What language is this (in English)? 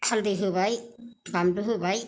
Bodo